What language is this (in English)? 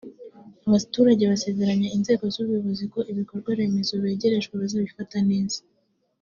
Kinyarwanda